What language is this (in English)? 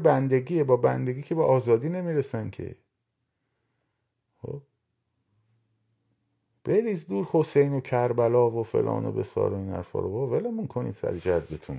Persian